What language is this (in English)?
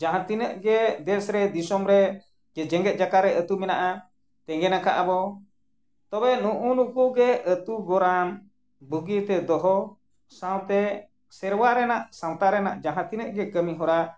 Santali